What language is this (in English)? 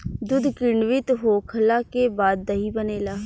Bhojpuri